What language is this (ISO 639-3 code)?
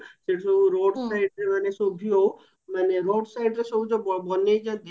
ori